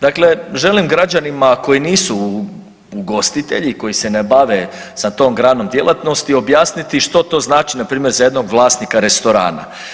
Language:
Croatian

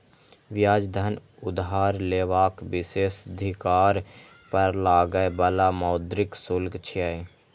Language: Maithili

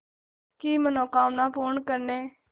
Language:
Hindi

